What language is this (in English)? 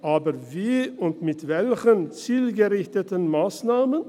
Swiss German